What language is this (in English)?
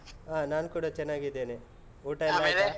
Kannada